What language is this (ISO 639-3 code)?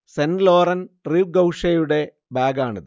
mal